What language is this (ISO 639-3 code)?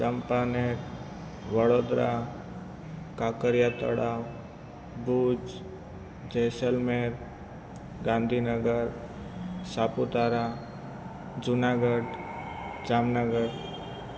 guj